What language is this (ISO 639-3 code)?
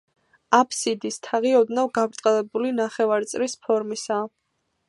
kat